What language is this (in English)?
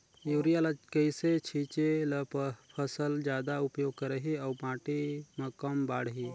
Chhattisgarhi